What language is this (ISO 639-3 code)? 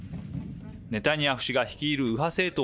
jpn